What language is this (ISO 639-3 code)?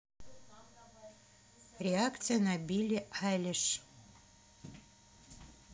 rus